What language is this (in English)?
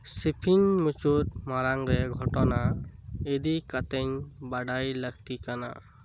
Santali